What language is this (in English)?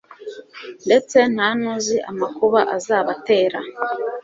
Kinyarwanda